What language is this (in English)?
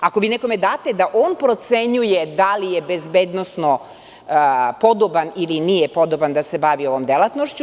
Serbian